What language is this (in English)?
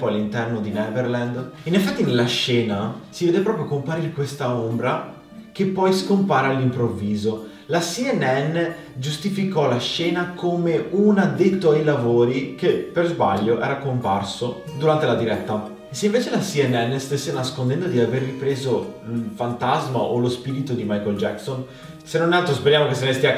Italian